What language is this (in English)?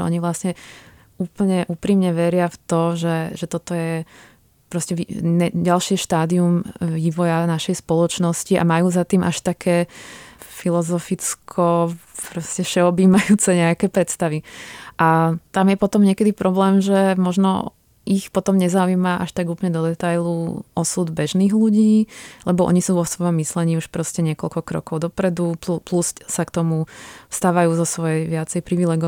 Czech